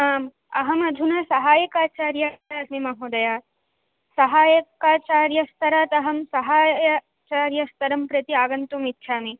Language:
Sanskrit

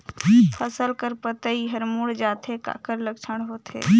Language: Chhattisgarhi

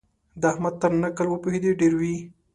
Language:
Pashto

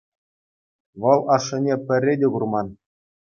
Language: Chuvash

